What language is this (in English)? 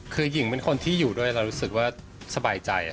Thai